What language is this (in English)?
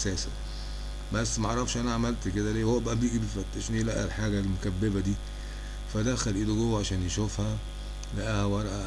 Arabic